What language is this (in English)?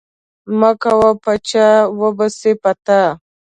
Pashto